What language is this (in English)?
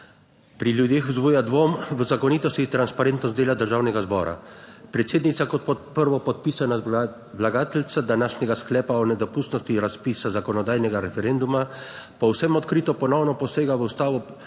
Slovenian